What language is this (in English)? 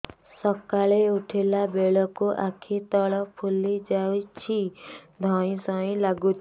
Odia